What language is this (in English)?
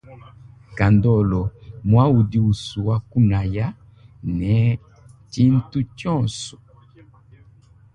Luba-Lulua